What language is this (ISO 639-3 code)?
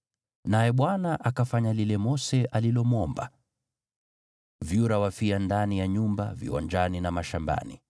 swa